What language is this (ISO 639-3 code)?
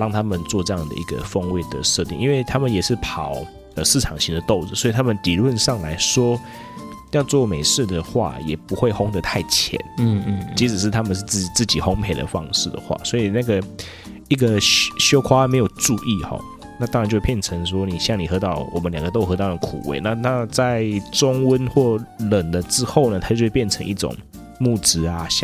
zho